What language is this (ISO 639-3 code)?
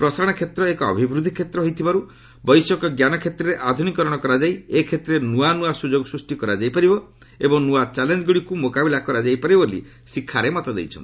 ori